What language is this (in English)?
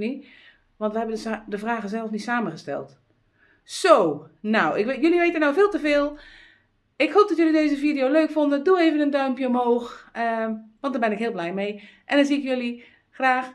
Dutch